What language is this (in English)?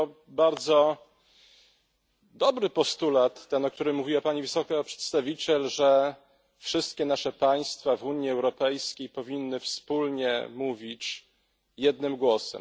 Polish